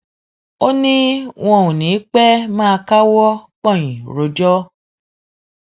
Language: Yoruba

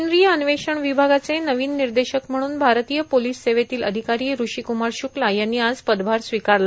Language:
Marathi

